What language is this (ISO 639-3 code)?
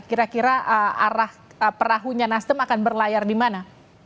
ind